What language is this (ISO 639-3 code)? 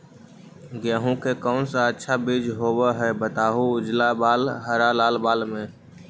mag